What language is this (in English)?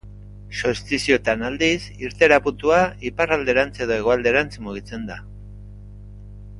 Basque